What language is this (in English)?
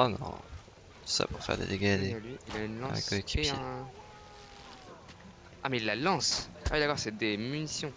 French